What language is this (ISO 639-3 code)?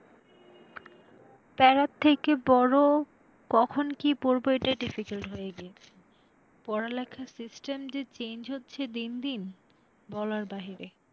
ben